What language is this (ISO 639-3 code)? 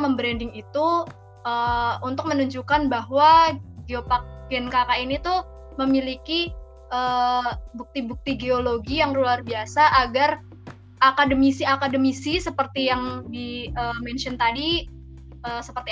ind